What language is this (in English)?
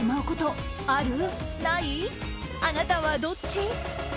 Japanese